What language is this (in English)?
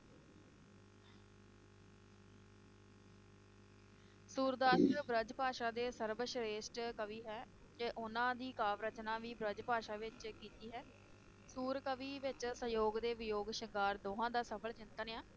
Punjabi